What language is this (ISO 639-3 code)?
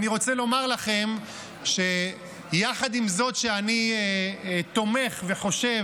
heb